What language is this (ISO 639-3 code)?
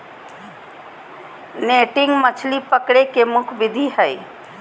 mag